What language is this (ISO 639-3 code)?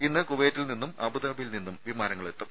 mal